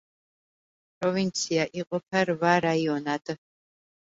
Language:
Georgian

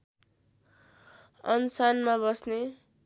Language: Nepali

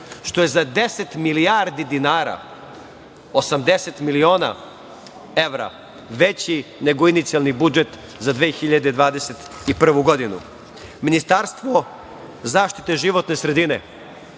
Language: Serbian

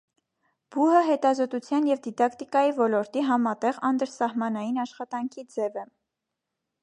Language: Armenian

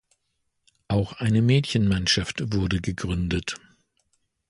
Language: German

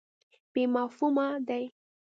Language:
Pashto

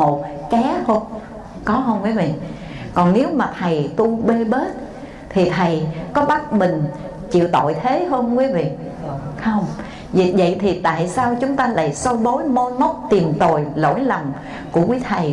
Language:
Vietnamese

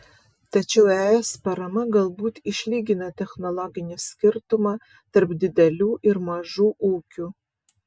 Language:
Lithuanian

